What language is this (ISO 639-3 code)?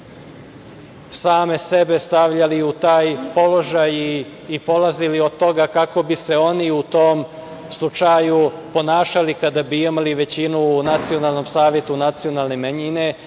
srp